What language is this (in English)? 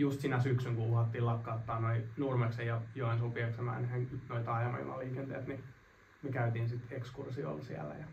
Finnish